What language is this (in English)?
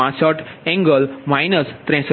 Gujarati